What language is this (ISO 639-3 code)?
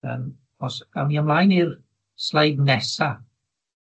cym